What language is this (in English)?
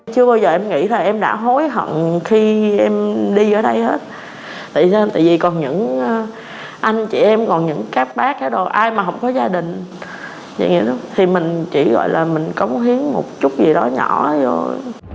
Vietnamese